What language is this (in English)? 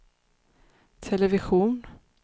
Swedish